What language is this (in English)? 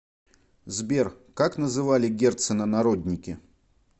Russian